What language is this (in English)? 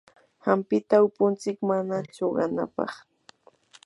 Yanahuanca Pasco Quechua